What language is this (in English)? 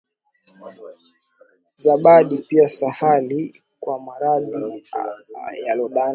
Swahili